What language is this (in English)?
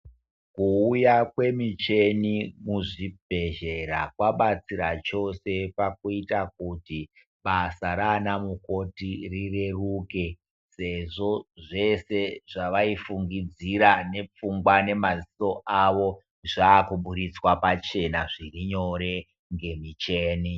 Ndau